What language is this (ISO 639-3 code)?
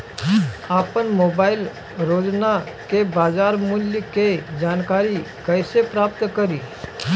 bho